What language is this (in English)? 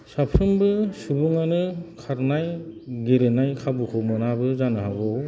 Bodo